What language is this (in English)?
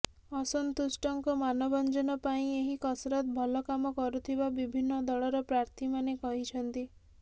Odia